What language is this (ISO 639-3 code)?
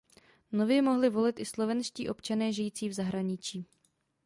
ces